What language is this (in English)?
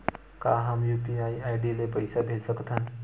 Chhattisgarhi